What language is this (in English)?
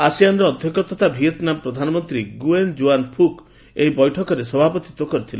Odia